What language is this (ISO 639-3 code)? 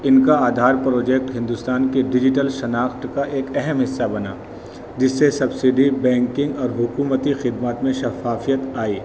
urd